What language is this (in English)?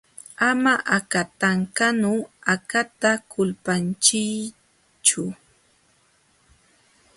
Jauja Wanca Quechua